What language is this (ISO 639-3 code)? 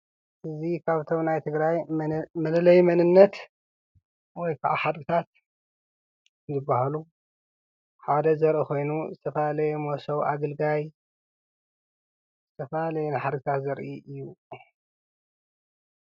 tir